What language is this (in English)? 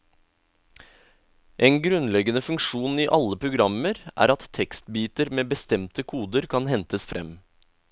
Norwegian